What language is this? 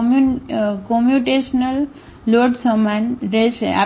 Gujarati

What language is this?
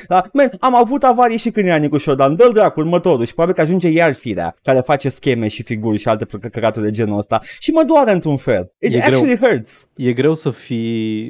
Romanian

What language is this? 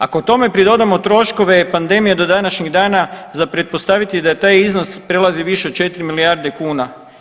Croatian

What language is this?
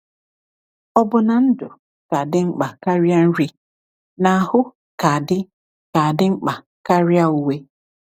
Igbo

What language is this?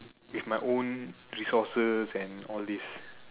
English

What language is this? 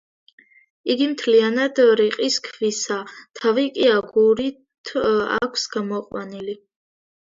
Georgian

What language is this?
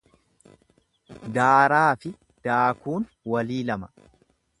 Oromo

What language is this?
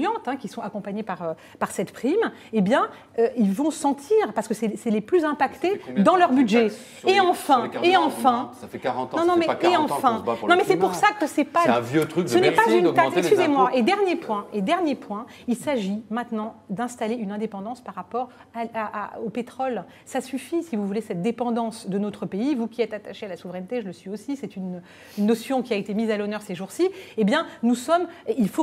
French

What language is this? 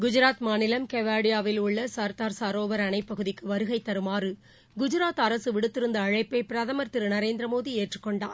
Tamil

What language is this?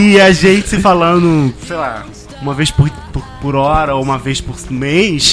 Portuguese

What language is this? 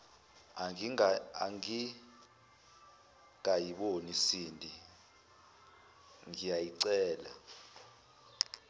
Zulu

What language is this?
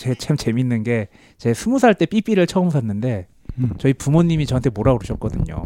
Korean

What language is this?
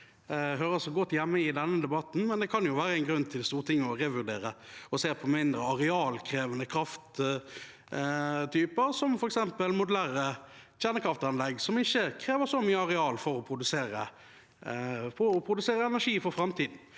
Norwegian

